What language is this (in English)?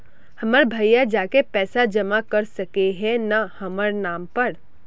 Magahi